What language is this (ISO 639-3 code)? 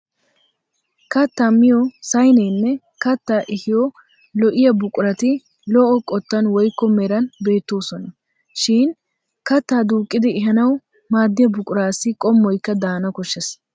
wal